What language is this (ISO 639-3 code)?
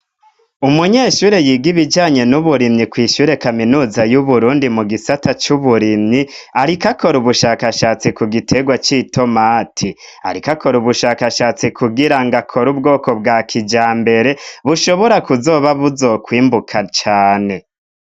run